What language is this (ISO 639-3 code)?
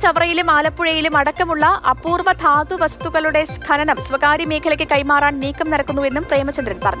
hin